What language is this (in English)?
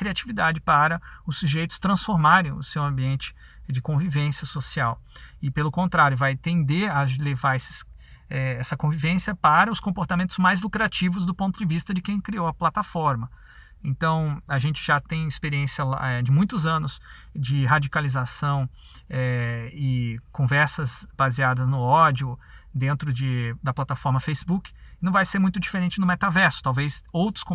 Portuguese